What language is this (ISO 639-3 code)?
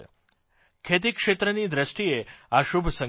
guj